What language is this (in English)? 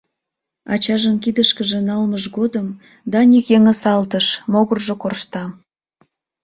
Mari